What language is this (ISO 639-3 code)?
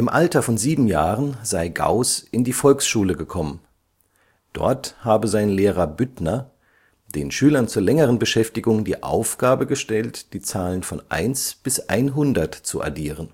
deu